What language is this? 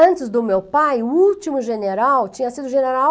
Portuguese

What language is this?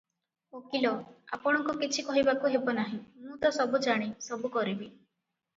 Odia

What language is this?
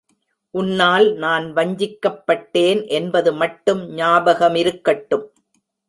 Tamil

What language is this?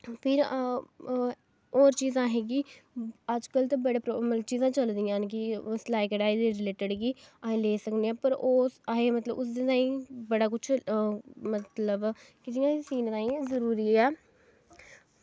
Dogri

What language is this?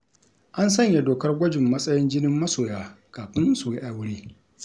Hausa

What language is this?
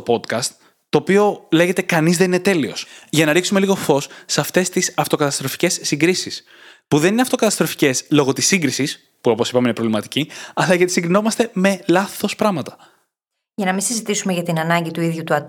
Greek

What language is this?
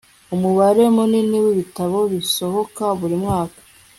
Kinyarwanda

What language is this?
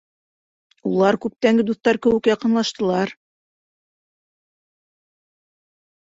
Bashkir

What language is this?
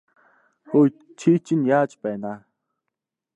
Mongolian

